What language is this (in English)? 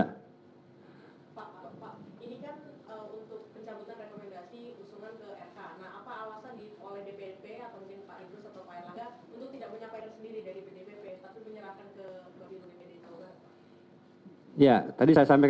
Indonesian